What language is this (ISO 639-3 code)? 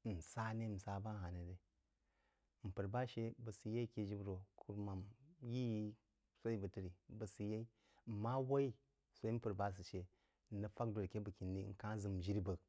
juo